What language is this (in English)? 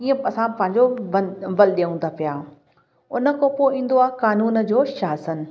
Sindhi